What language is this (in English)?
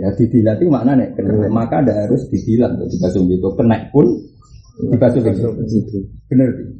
Indonesian